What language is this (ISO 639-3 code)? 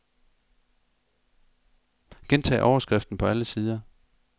dan